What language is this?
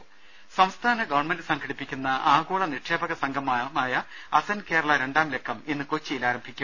Malayalam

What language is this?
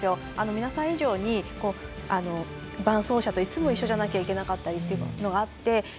Japanese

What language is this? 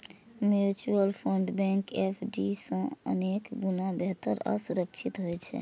Maithili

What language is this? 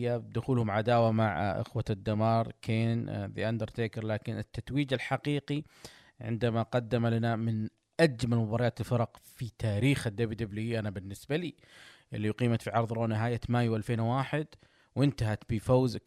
Arabic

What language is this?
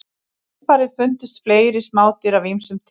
Icelandic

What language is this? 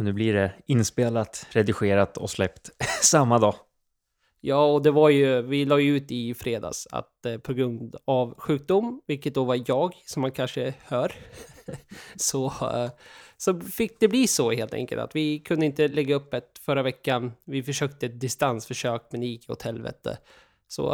Swedish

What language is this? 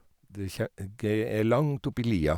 Norwegian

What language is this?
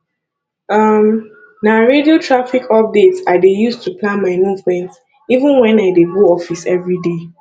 Nigerian Pidgin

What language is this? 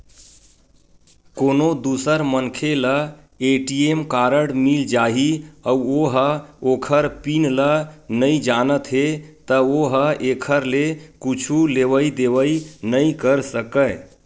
Chhattisgarhi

